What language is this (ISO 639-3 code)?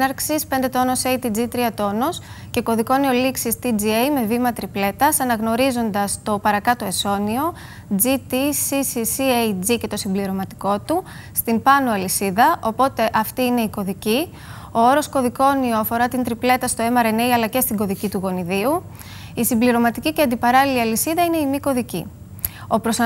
ell